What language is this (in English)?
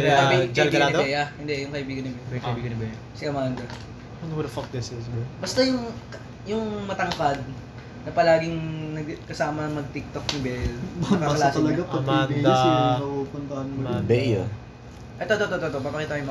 Filipino